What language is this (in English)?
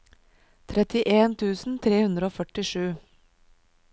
Norwegian